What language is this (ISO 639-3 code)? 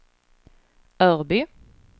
swe